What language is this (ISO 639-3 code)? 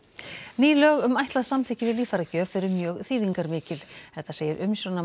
isl